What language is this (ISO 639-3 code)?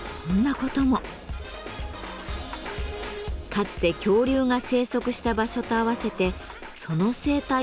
jpn